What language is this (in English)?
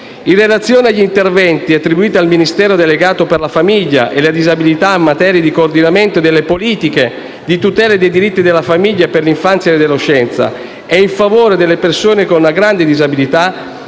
Italian